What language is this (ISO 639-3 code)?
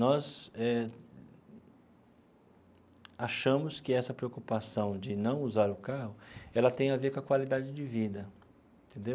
por